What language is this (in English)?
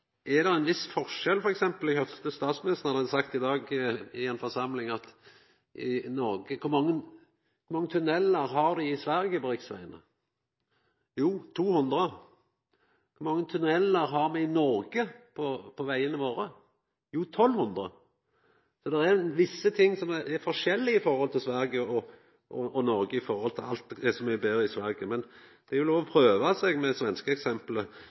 Norwegian Nynorsk